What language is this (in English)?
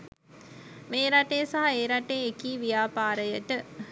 Sinhala